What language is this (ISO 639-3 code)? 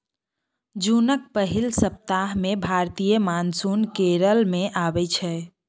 mai